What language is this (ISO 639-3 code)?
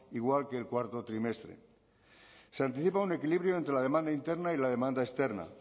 spa